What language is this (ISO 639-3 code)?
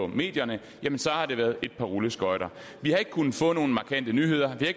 dan